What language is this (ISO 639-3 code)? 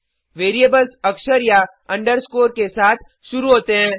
hin